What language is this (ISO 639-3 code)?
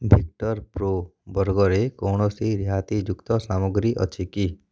ori